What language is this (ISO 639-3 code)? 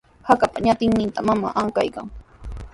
qws